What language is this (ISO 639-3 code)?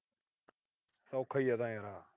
pan